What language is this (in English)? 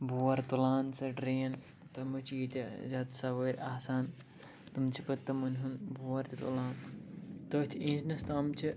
Kashmiri